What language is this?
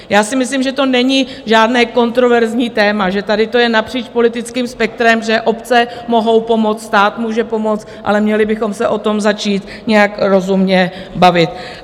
Czech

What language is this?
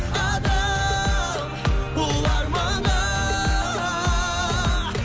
Kazakh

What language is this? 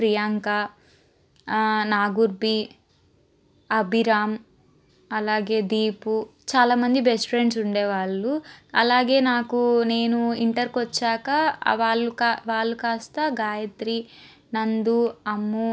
Telugu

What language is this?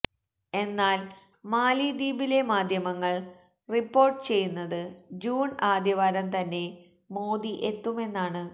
Malayalam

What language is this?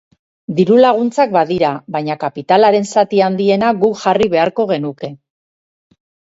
Basque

